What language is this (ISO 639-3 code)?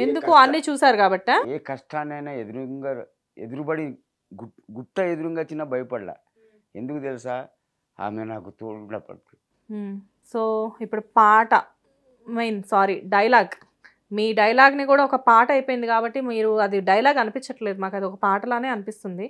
tel